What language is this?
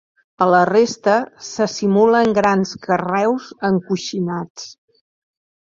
Catalan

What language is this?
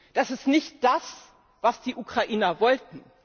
German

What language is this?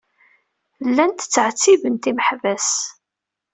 Kabyle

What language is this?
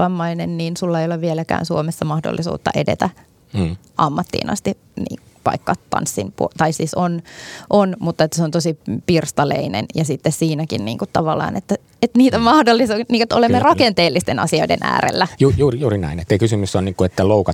Finnish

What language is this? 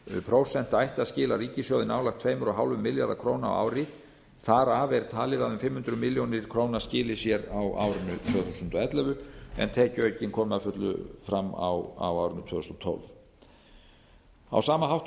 Icelandic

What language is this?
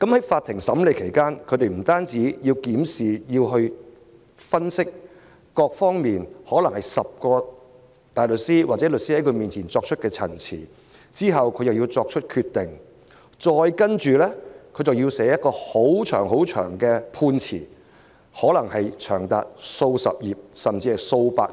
Cantonese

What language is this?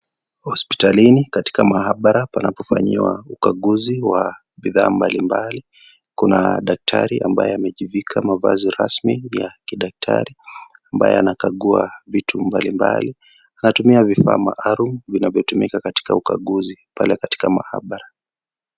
Swahili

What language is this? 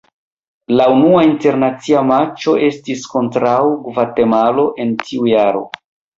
Esperanto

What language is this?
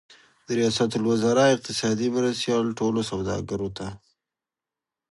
Pashto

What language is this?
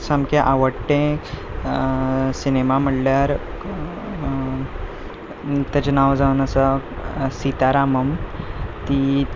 Konkani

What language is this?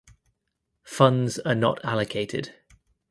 English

